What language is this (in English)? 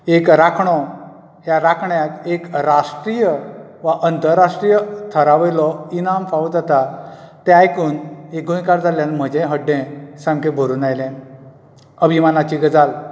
Konkani